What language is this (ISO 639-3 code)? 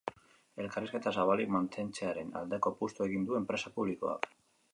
eus